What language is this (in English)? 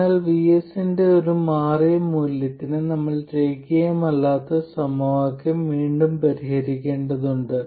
Malayalam